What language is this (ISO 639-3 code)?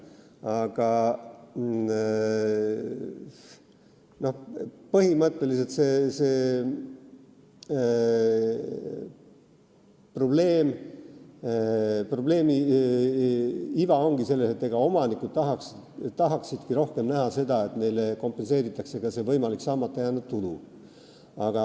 est